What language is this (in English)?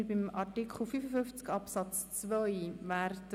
Swiss German